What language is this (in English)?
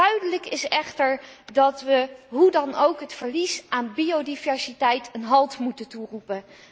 Dutch